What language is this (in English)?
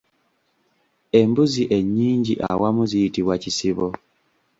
Ganda